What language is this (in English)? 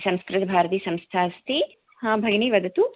Sanskrit